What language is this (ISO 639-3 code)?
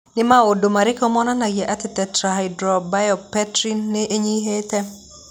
kik